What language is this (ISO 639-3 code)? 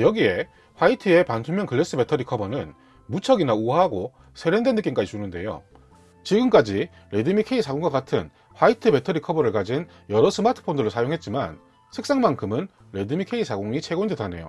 kor